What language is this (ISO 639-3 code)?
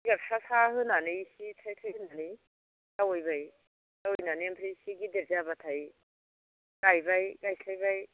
brx